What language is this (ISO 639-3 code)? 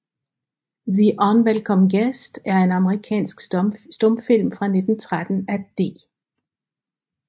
dan